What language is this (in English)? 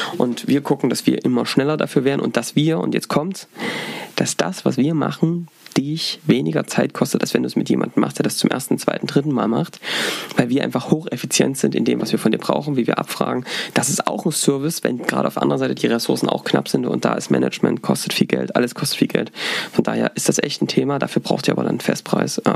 German